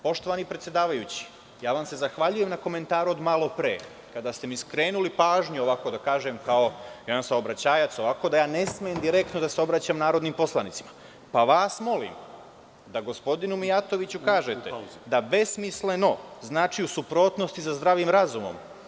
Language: Serbian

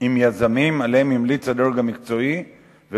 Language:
Hebrew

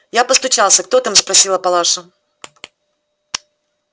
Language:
Russian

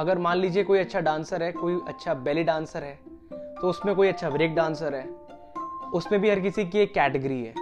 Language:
Hindi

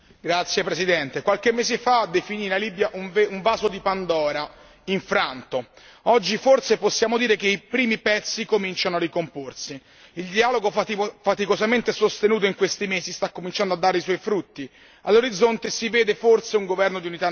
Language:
Italian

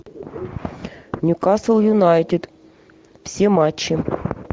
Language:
Russian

